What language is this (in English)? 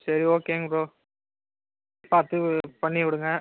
Tamil